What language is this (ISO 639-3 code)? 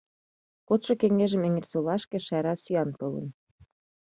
chm